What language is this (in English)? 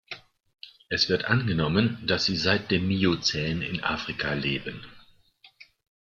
German